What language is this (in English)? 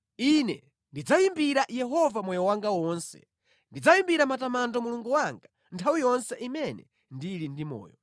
Nyanja